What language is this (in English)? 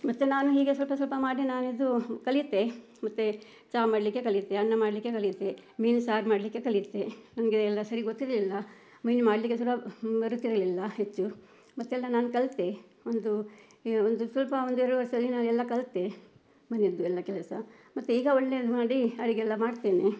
Kannada